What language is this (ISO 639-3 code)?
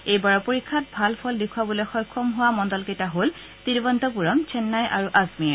asm